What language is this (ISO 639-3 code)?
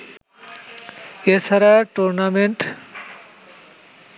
ben